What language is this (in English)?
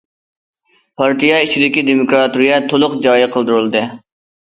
Uyghur